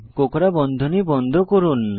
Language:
Bangla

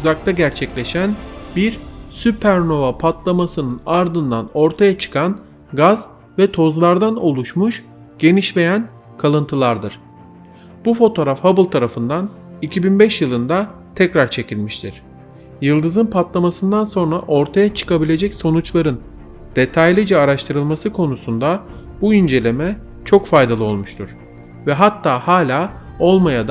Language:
Turkish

